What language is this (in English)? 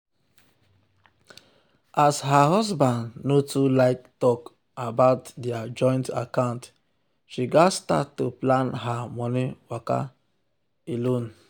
Nigerian Pidgin